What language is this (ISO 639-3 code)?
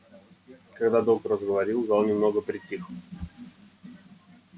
rus